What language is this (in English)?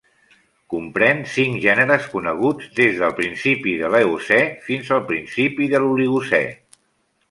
Catalan